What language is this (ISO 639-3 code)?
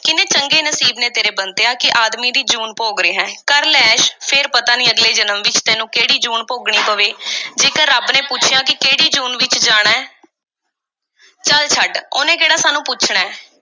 pan